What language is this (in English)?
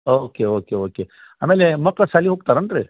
Kannada